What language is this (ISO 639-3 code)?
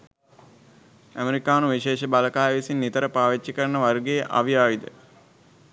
sin